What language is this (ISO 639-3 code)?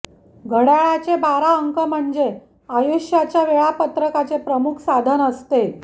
mar